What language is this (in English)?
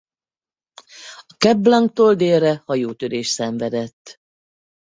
Hungarian